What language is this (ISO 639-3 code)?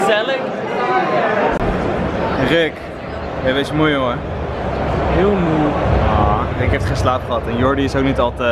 nld